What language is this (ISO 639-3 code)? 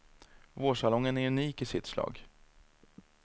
swe